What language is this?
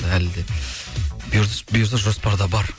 Kazakh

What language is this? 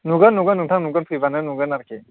Bodo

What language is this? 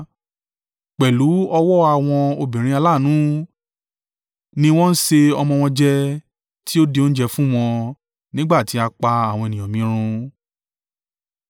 Yoruba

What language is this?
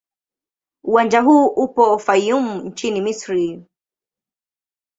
Swahili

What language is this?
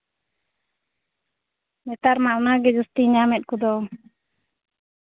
Santali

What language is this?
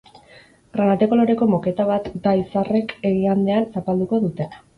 Basque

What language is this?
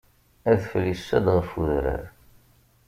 Kabyle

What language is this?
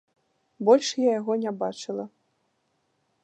Belarusian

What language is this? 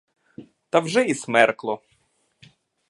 Ukrainian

